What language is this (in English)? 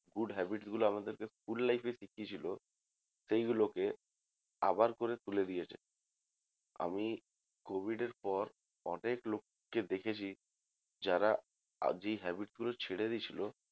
Bangla